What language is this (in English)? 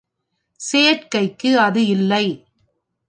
Tamil